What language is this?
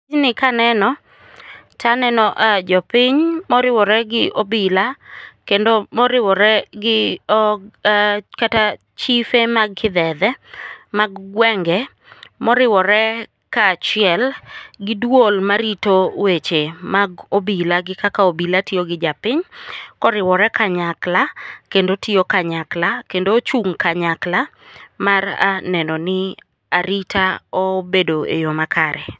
Luo (Kenya and Tanzania)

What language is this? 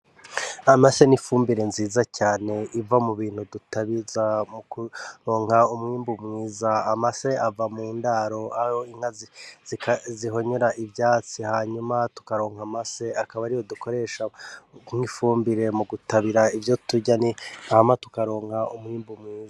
Rundi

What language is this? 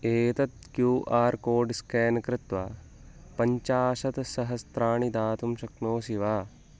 Sanskrit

